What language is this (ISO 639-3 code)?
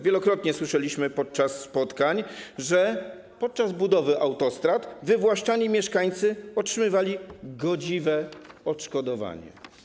pol